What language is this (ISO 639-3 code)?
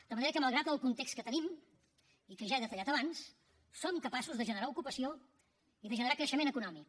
cat